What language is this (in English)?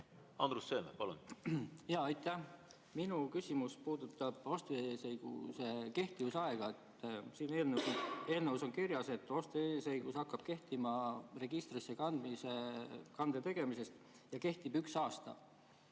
Estonian